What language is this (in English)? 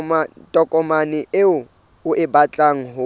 Southern Sotho